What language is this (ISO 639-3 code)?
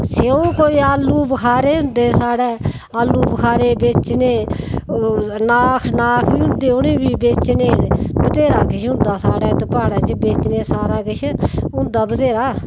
doi